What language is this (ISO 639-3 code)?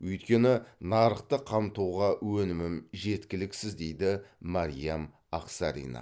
kaz